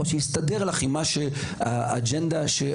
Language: Hebrew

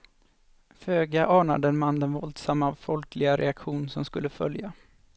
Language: Swedish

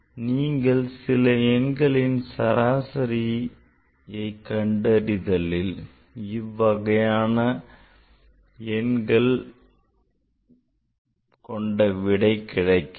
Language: Tamil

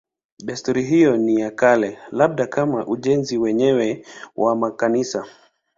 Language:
Swahili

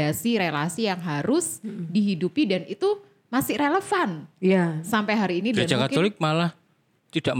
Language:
Indonesian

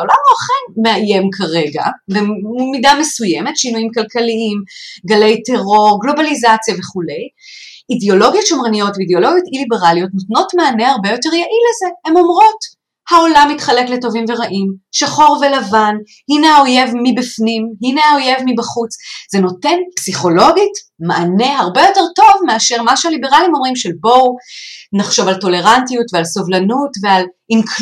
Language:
Hebrew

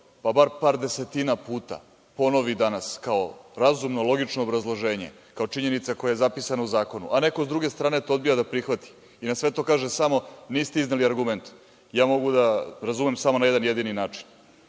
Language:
Serbian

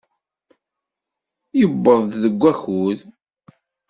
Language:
Kabyle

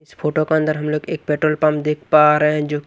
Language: Hindi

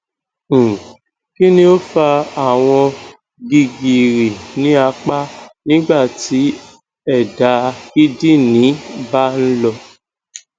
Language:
Yoruba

